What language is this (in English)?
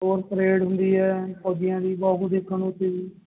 Punjabi